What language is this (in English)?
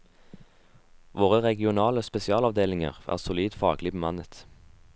Norwegian